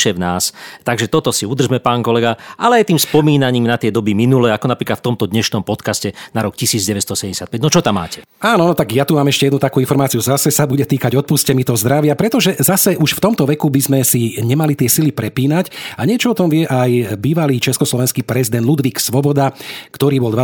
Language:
Slovak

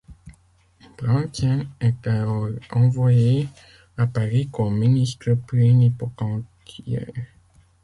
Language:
French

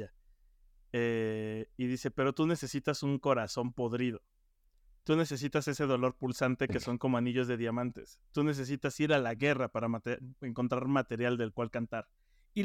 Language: Spanish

